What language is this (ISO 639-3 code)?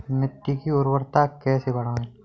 hin